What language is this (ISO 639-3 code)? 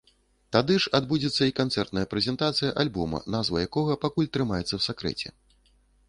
bel